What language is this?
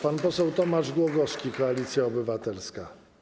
Polish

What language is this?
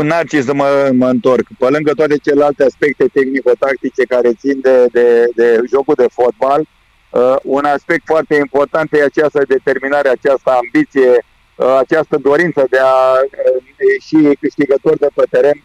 Romanian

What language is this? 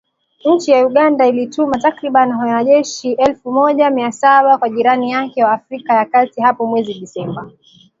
Swahili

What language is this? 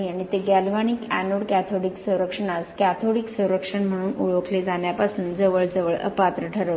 Marathi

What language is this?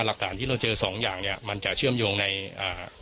Thai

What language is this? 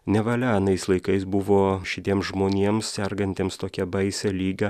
Lithuanian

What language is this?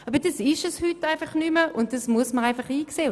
Swiss German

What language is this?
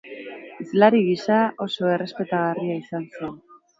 Basque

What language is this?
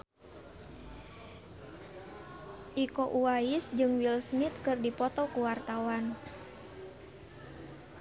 Sundanese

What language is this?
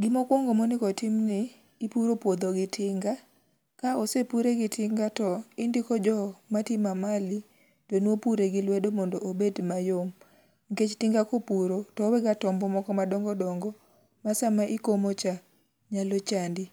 Luo (Kenya and Tanzania)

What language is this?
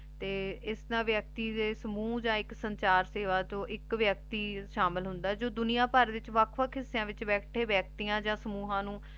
Punjabi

